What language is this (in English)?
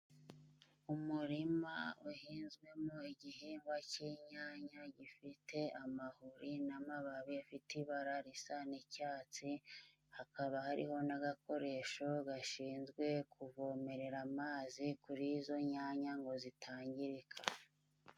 Kinyarwanda